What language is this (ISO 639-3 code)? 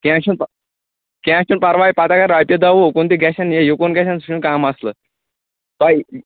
kas